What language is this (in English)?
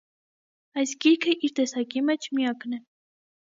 Armenian